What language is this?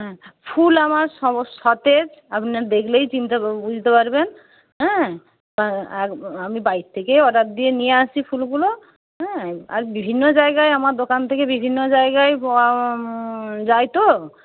Bangla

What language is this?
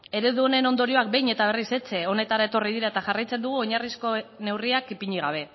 Basque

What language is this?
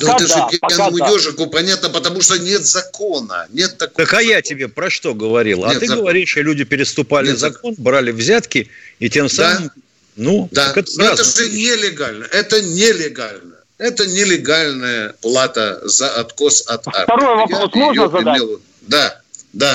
Russian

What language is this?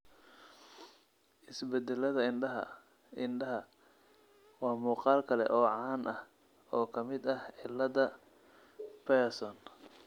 Somali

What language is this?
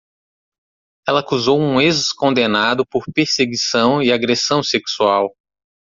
Portuguese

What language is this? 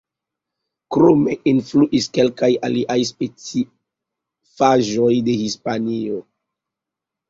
Esperanto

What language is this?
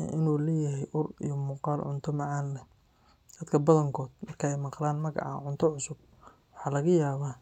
Somali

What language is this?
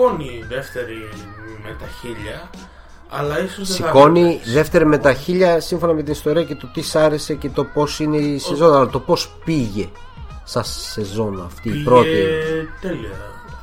Greek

